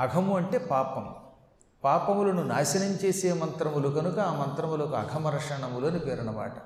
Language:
Telugu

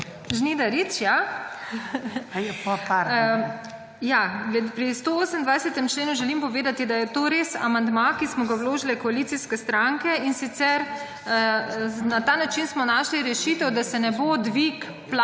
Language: Slovenian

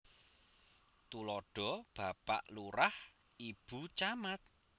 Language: Javanese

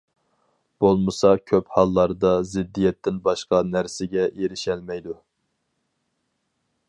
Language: Uyghur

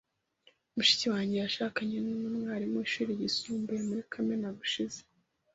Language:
Kinyarwanda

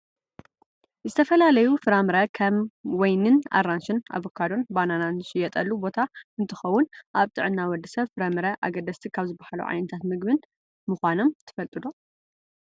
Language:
Tigrinya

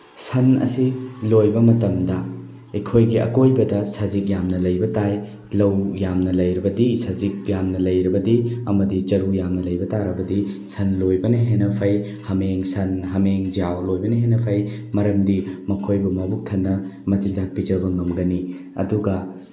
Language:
Manipuri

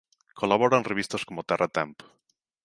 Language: Galician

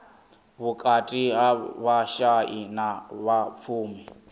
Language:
Venda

